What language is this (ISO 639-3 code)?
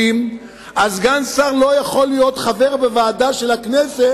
heb